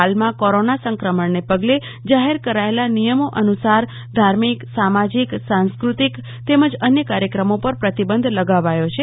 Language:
Gujarati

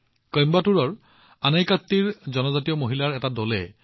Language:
Assamese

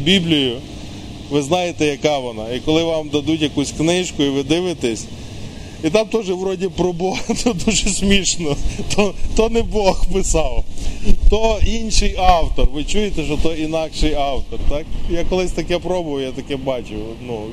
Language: Ukrainian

